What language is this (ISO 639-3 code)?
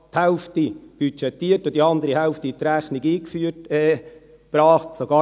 gsw